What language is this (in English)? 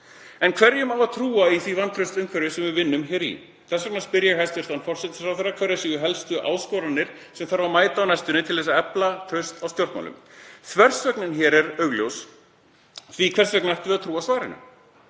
Icelandic